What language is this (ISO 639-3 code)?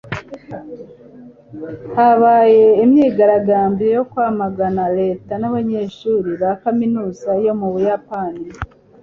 kin